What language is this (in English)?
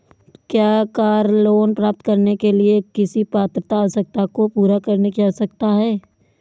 Hindi